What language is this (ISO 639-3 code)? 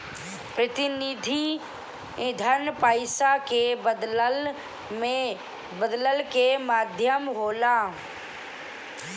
bho